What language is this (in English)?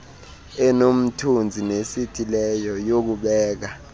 Xhosa